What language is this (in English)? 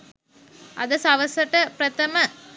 Sinhala